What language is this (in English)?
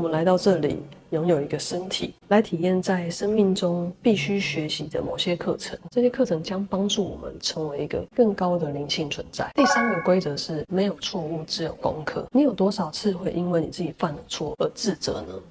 Chinese